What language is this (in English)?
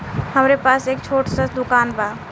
Bhojpuri